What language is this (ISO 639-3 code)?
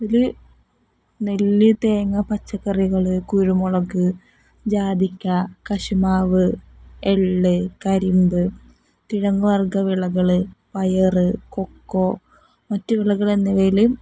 mal